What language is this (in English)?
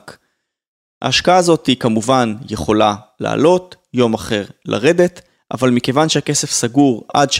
Hebrew